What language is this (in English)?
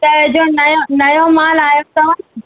Sindhi